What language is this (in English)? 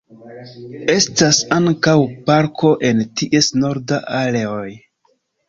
Esperanto